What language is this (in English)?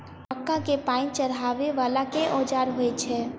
Maithili